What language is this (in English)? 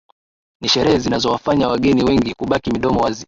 Swahili